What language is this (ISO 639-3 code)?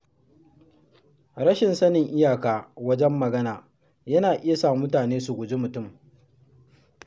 hau